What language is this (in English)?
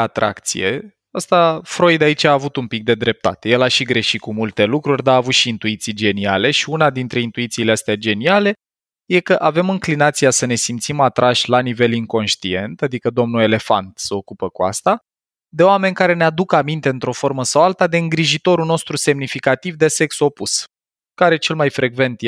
Romanian